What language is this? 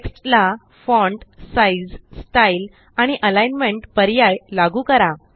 Marathi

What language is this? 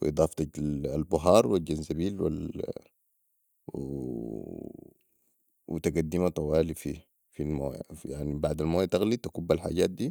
Sudanese Arabic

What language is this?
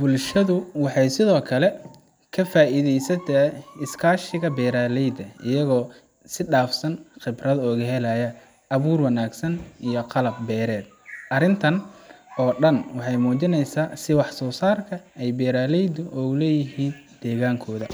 Somali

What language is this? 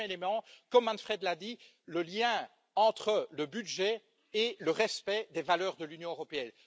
French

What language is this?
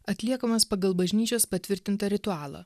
Lithuanian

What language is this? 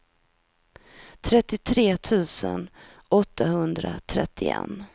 Swedish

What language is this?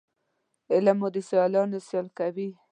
Pashto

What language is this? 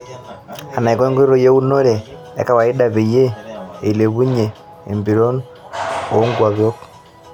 Masai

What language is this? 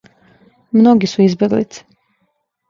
Serbian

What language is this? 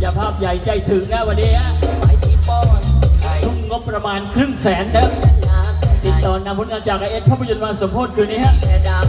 Thai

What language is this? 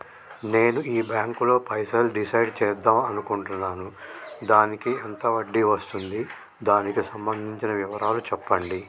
Telugu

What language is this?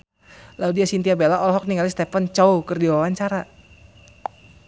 Sundanese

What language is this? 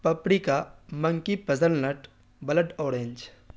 Urdu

